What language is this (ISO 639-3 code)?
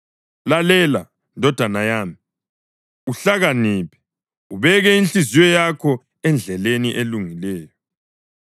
nde